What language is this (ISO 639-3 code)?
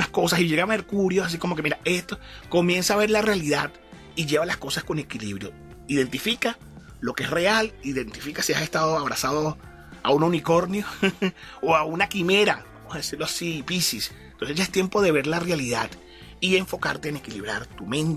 spa